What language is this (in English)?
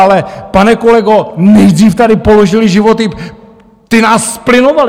Czech